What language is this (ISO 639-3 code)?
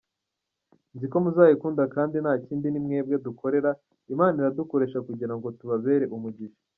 kin